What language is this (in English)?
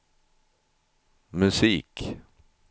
Swedish